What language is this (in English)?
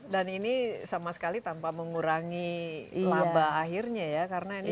Indonesian